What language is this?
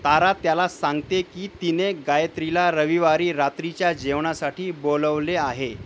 Marathi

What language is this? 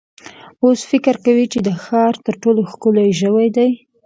Pashto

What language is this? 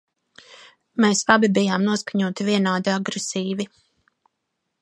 Latvian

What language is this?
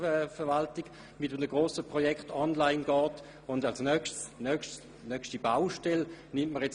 Swiss German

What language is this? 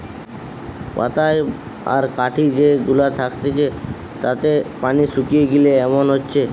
Bangla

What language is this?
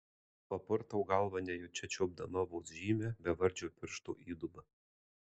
Lithuanian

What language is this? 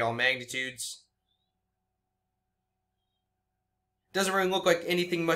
English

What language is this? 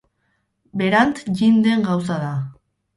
Basque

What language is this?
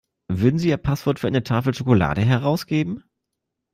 German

